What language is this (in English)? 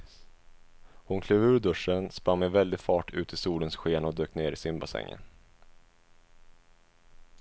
Swedish